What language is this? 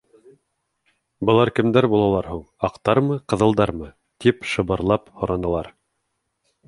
Bashkir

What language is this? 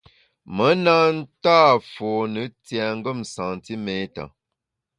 Bamun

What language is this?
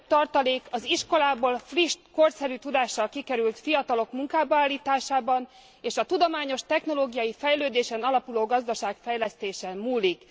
Hungarian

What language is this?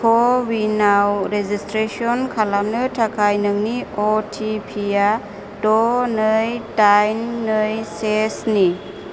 Bodo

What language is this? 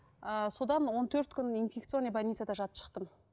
Kazakh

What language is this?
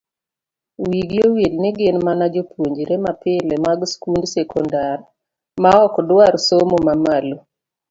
Luo (Kenya and Tanzania)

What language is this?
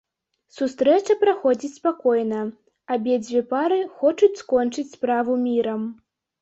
Belarusian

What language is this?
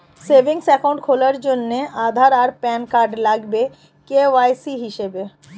Bangla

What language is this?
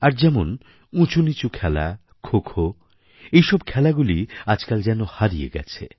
Bangla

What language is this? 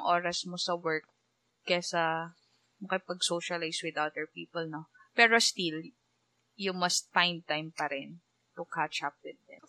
Filipino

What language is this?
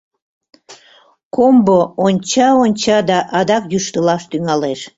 Mari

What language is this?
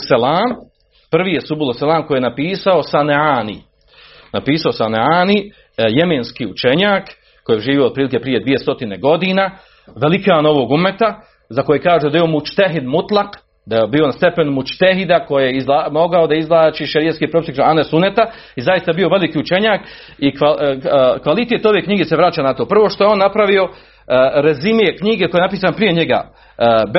Croatian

